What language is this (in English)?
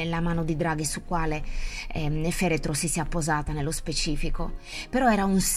Italian